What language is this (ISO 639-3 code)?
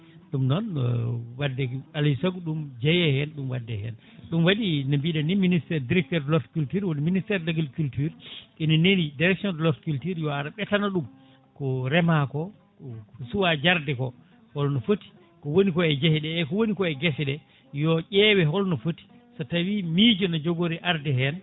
ful